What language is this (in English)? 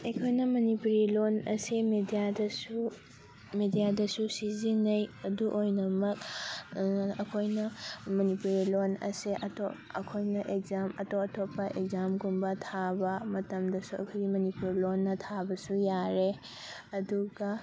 Manipuri